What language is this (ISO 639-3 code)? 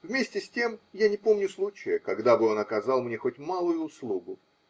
rus